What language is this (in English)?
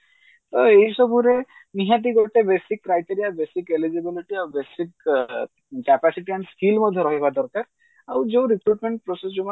Odia